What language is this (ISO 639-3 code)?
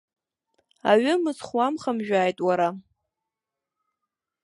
abk